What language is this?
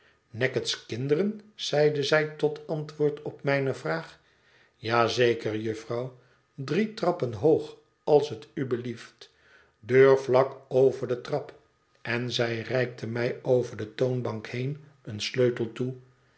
Dutch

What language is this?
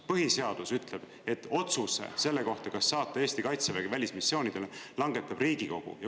Estonian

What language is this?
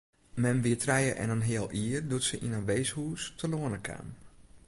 Western Frisian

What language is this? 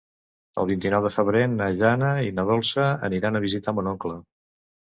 Catalan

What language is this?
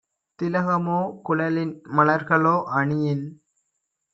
Tamil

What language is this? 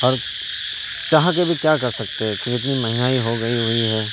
Urdu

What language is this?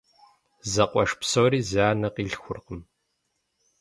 Kabardian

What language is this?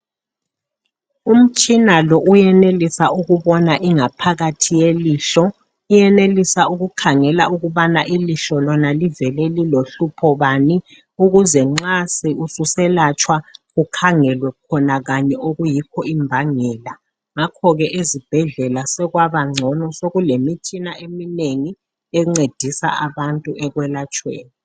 North Ndebele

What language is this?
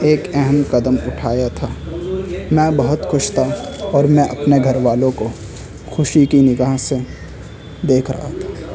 Urdu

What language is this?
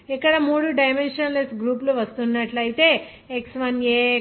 Telugu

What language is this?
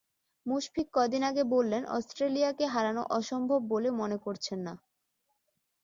Bangla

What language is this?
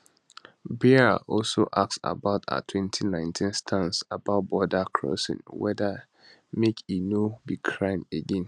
Nigerian Pidgin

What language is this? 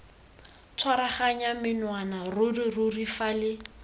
Tswana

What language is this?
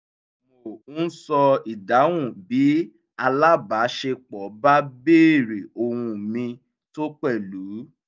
Yoruba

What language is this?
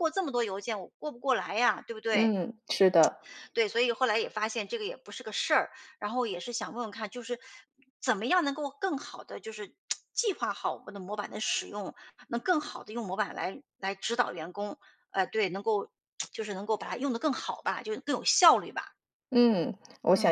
Chinese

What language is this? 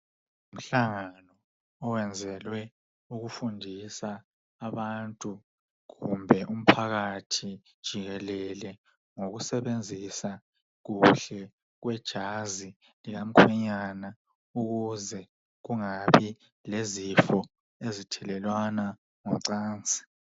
North Ndebele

